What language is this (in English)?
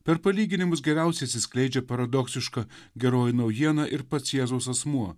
Lithuanian